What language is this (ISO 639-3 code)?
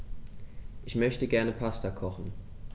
deu